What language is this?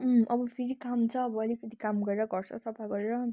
Nepali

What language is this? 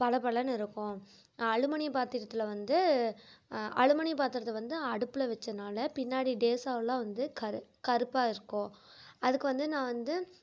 Tamil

